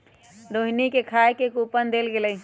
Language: Magahi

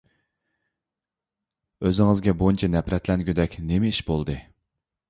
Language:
Uyghur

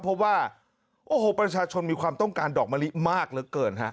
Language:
Thai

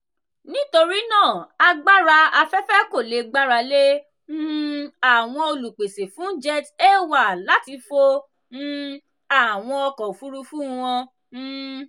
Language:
Yoruba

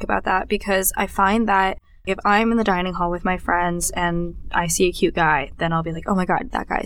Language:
English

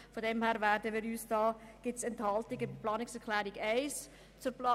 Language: Swiss German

